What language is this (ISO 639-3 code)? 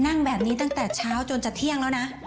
tha